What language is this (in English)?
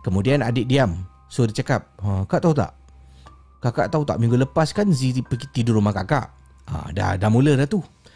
Malay